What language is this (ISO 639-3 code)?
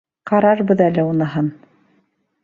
bak